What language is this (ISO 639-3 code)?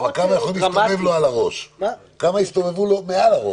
heb